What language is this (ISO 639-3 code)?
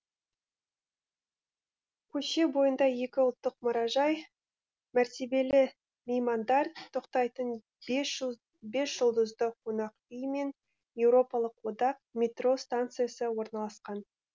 kaz